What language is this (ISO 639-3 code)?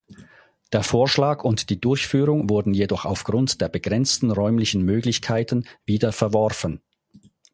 deu